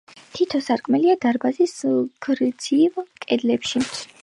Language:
Georgian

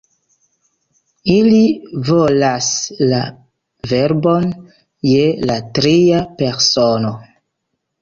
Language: Esperanto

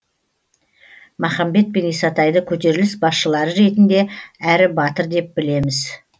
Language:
Kazakh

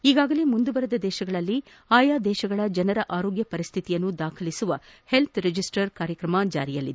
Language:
Kannada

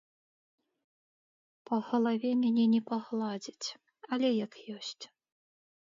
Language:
Belarusian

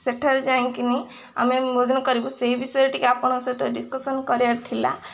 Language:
Odia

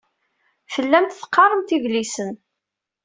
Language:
Kabyle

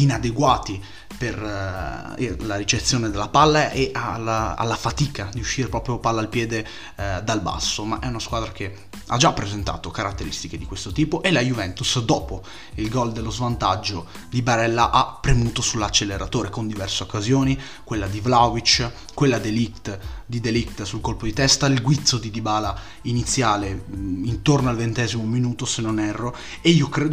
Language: Italian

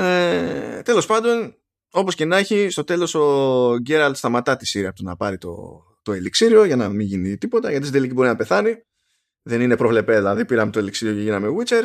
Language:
Greek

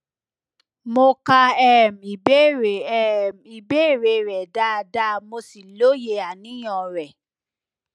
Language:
Yoruba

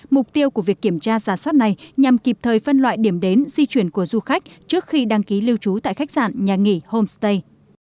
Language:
Vietnamese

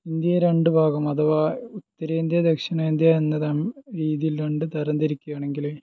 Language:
Malayalam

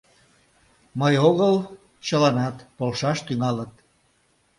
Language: Mari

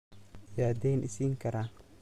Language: Somali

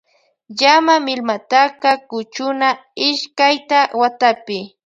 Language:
Loja Highland Quichua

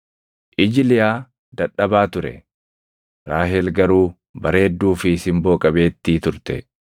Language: Oromo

